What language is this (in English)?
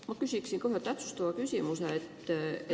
Estonian